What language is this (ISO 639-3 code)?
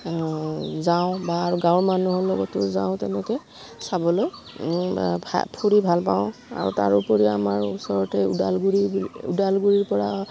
asm